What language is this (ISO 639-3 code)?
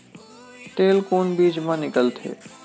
hne